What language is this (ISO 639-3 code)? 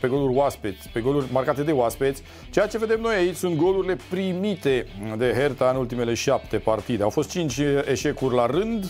ron